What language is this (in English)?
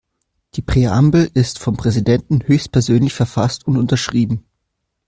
German